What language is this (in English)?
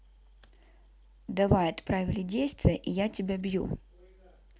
Russian